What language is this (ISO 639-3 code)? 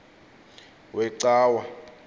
xho